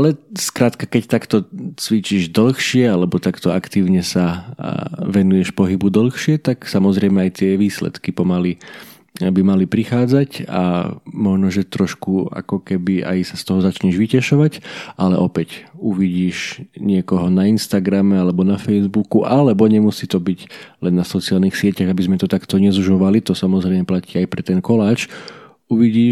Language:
Slovak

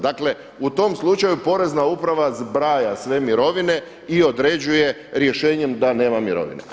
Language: Croatian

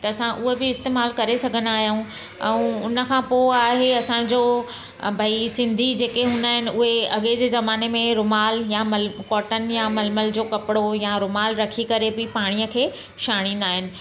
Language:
Sindhi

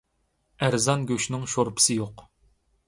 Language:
Uyghur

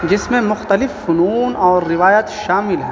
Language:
Urdu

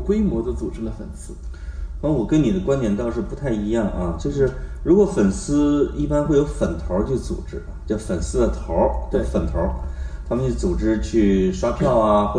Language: Chinese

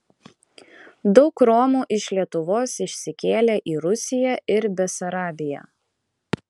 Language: Lithuanian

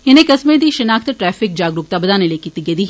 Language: Dogri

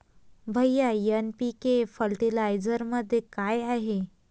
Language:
Marathi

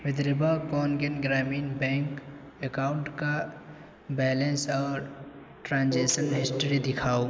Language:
Urdu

